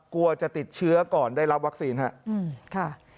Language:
Thai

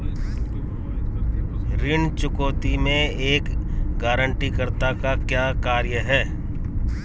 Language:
Hindi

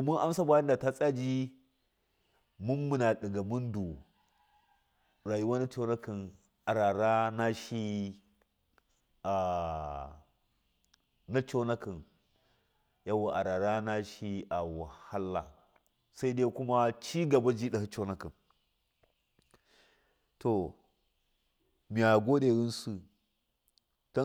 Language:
Miya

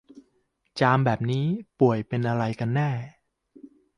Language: Thai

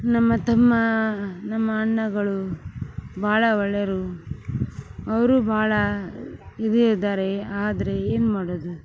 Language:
Kannada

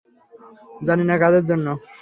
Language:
Bangla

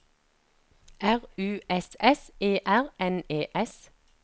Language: Norwegian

